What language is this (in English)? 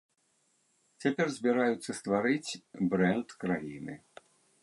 Belarusian